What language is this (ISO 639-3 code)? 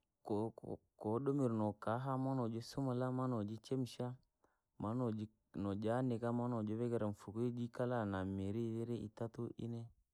lag